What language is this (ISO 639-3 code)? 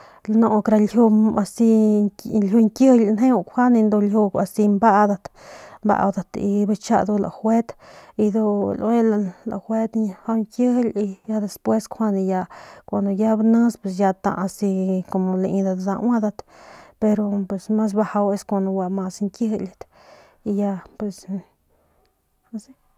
pmq